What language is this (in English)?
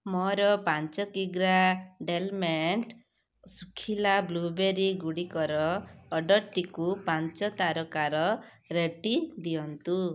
Odia